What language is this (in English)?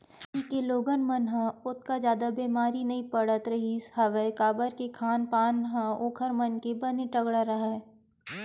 Chhattisgarhi